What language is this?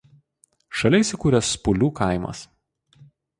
Lithuanian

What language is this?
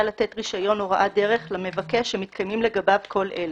Hebrew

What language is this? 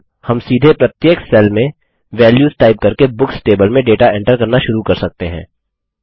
Hindi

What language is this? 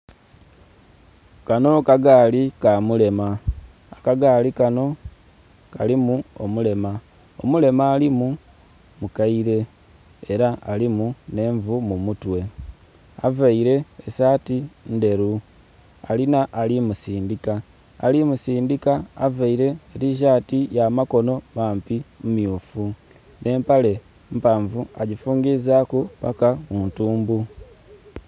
Soga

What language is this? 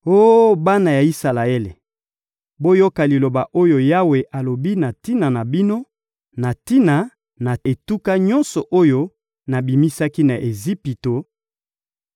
Lingala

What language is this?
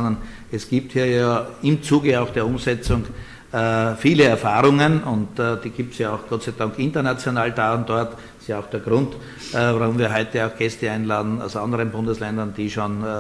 German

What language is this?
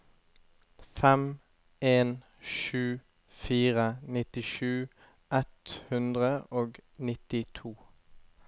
Norwegian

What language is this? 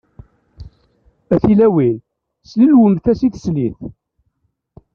Kabyle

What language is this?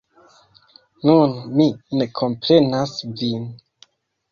Esperanto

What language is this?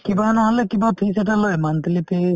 Assamese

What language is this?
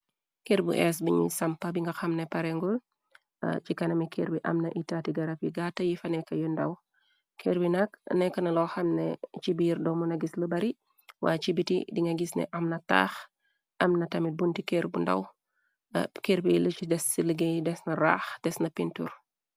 Wolof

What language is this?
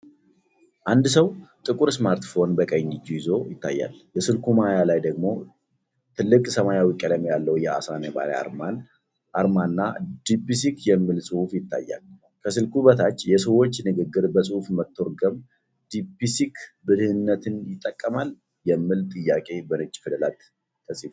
Amharic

